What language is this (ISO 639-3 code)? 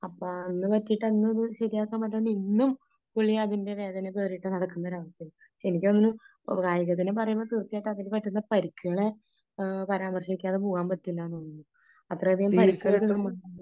mal